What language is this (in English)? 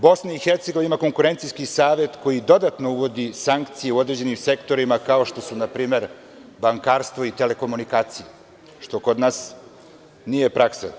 Serbian